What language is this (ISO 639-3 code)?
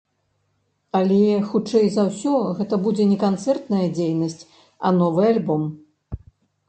bel